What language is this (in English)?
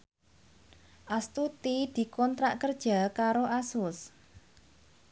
Javanese